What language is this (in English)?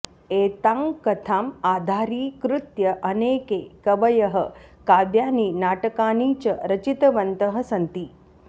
Sanskrit